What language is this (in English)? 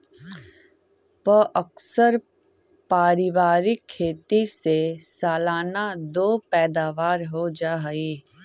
Magahi